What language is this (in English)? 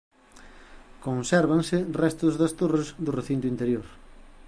Galician